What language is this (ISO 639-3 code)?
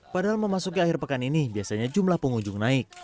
ind